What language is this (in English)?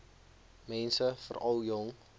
Afrikaans